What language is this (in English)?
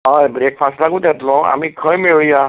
Konkani